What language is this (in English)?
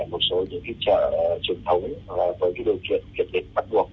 Vietnamese